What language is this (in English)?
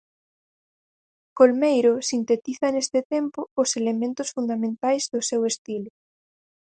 Galician